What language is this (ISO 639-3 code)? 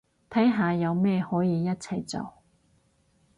yue